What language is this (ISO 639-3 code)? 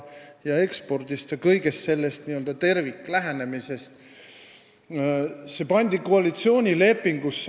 est